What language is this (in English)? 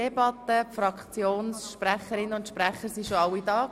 Swiss German